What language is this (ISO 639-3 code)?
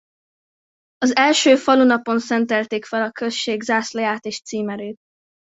hun